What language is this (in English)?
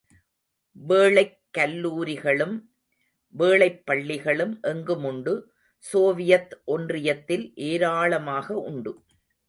Tamil